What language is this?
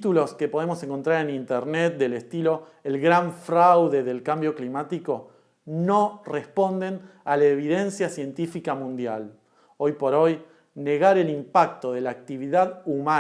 Spanish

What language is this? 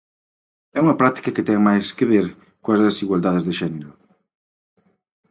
Galician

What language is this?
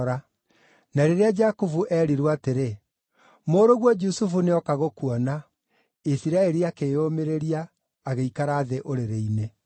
Kikuyu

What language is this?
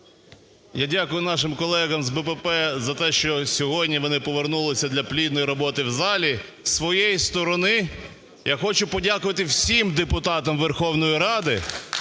Ukrainian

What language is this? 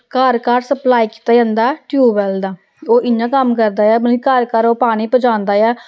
Dogri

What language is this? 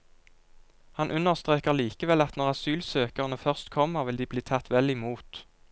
Norwegian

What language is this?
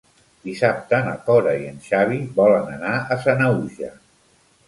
Catalan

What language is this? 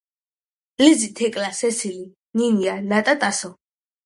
Georgian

